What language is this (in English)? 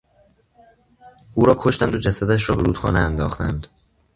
Persian